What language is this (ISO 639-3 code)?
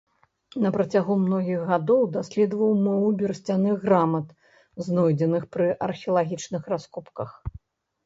bel